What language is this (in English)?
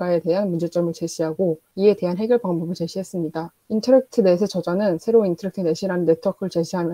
Korean